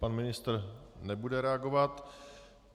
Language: Czech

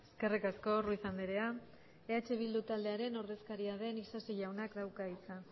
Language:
Basque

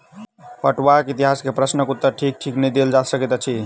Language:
Maithili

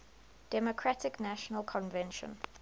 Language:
English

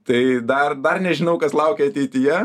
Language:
Lithuanian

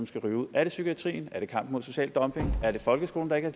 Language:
Danish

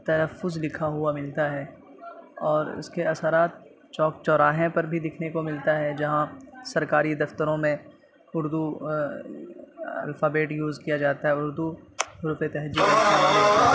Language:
Urdu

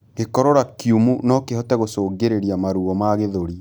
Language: Kikuyu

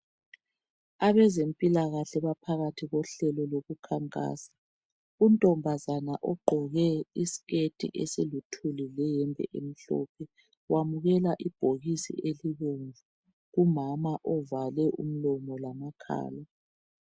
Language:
North Ndebele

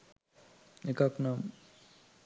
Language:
Sinhala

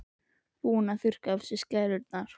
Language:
Icelandic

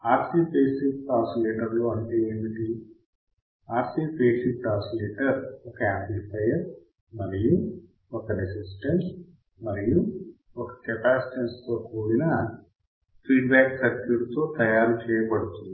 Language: Telugu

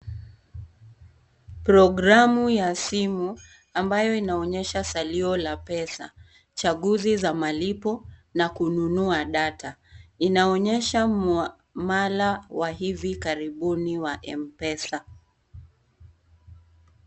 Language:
Swahili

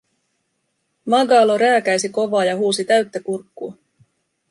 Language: Finnish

